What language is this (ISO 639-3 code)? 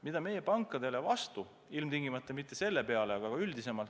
est